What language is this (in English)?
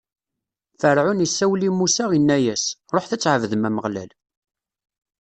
Kabyle